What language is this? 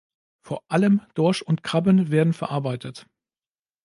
German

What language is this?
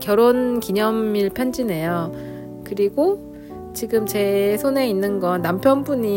Korean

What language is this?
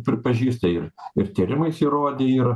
Lithuanian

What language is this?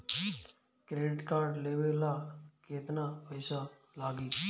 Bhojpuri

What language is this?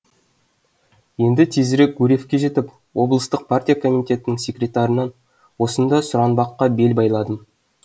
Kazakh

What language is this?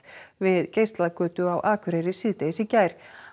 Icelandic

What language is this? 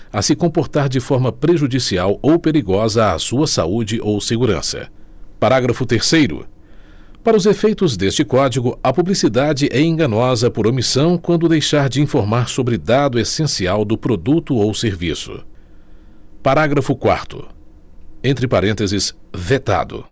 Portuguese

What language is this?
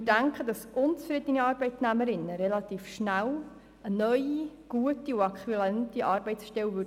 Swiss German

